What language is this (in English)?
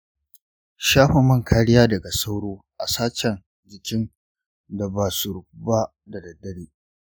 Hausa